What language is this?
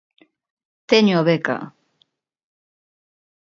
Galician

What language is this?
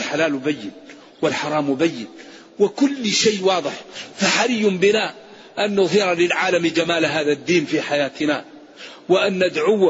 Arabic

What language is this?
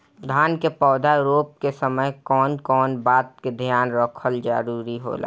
Bhojpuri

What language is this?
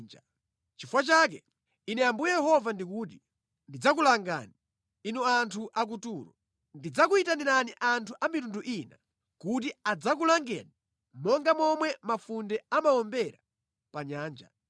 Nyanja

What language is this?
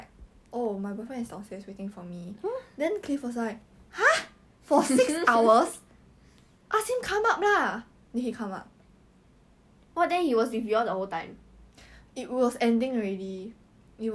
English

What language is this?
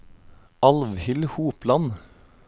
Norwegian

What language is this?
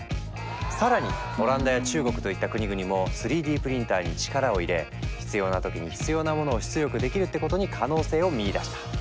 Japanese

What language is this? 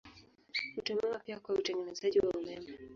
Swahili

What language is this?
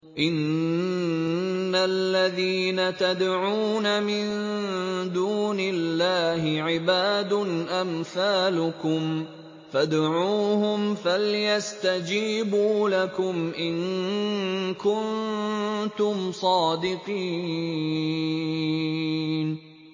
Arabic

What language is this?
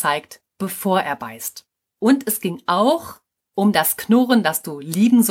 German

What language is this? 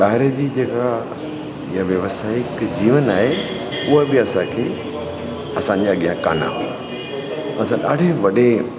Sindhi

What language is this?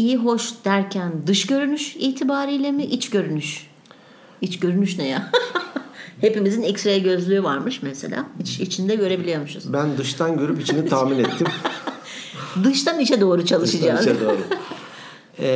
Turkish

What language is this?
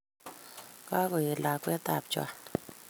Kalenjin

